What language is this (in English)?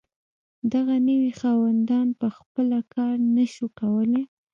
Pashto